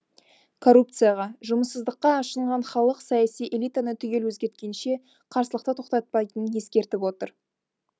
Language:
Kazakh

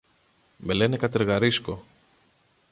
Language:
Greek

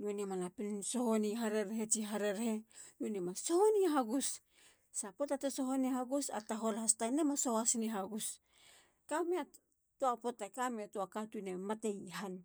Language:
Halia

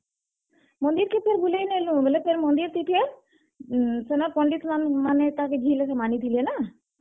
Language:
Odia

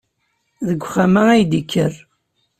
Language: Kabyle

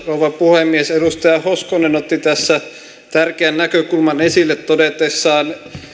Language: Finnish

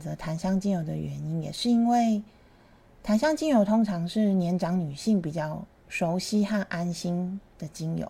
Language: Chinese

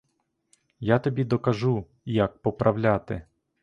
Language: Ukrainian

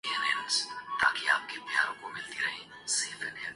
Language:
Urdu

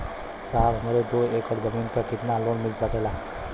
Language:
Bhojpuri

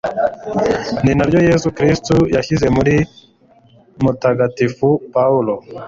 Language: Kinyarwanda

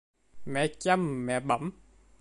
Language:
Vietnamese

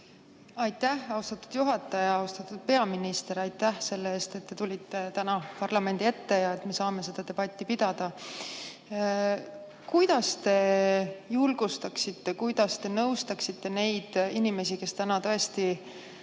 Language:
Estonian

